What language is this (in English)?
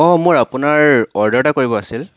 Assamese